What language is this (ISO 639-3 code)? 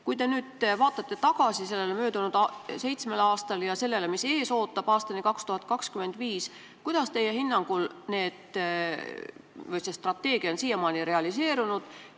est